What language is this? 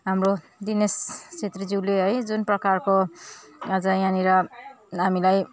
Nepali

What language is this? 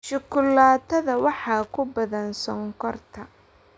Somali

